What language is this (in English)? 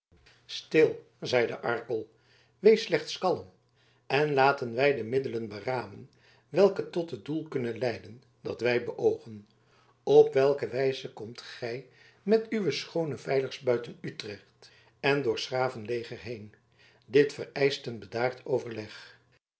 Dutch